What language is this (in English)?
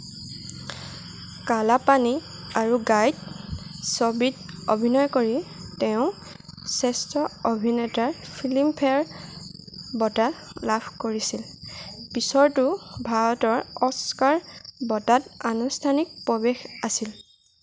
Assamese